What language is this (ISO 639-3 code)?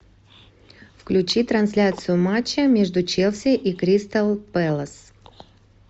rus